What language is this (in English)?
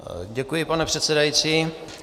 Czech